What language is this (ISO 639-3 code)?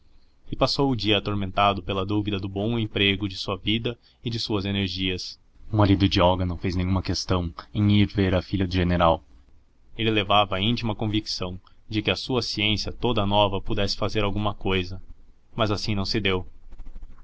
por